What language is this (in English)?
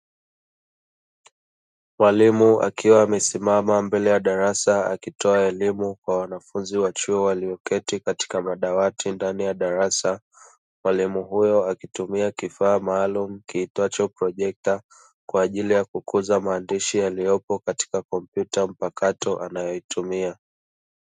Swahili